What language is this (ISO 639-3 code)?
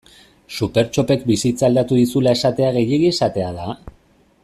eus